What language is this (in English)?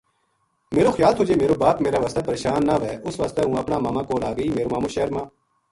Gujari